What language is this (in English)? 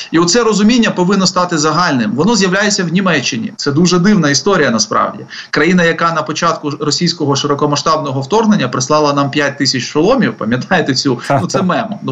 Ukrainian